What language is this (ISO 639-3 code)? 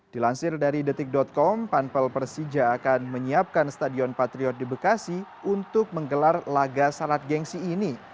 ind